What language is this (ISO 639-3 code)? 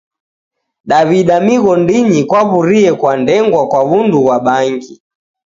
dav